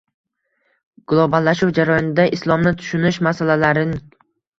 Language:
Uzbek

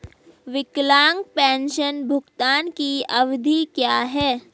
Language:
Hindi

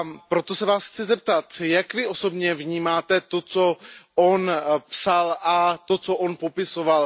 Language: Czech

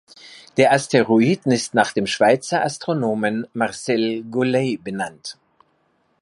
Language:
German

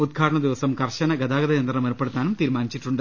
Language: Malayalam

